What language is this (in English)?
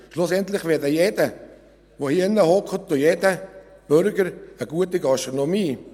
Swiss German